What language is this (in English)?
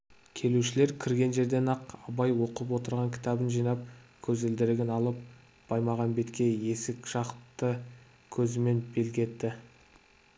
Kazakh